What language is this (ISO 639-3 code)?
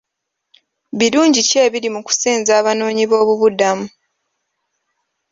lug